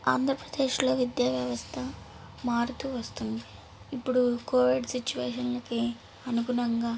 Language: Telugu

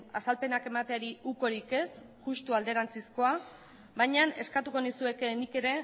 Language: Basque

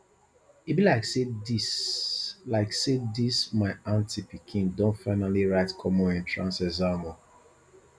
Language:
Nigerian Pidgin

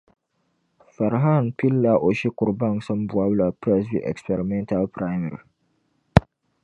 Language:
Dagbani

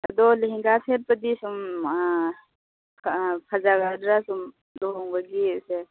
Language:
Manipuri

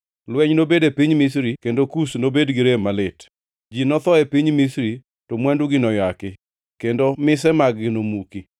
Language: Luo (Kenya and Tanzania)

